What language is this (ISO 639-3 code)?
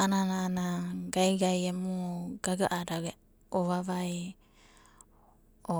kbt